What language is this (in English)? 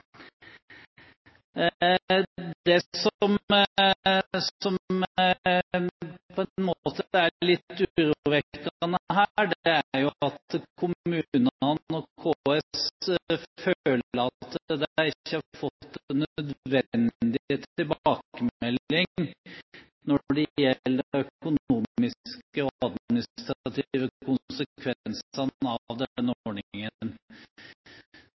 Norwegian Bokmål